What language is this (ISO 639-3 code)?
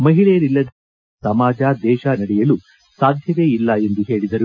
kan